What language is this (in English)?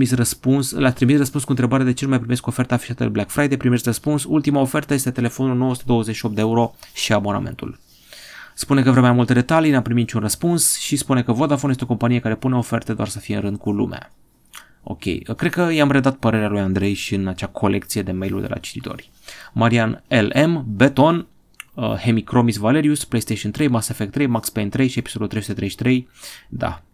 Romanian